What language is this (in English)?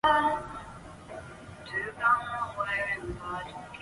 Chinese